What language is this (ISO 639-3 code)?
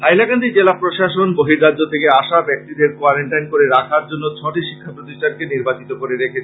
ben